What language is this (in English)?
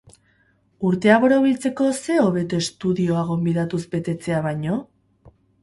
Basque